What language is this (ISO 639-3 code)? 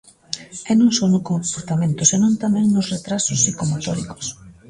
glg